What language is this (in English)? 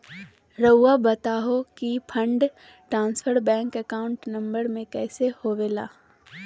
Magahi